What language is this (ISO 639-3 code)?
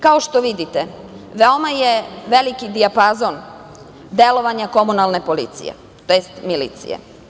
srp